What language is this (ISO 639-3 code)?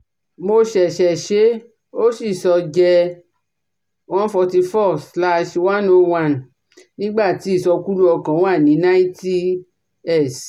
yor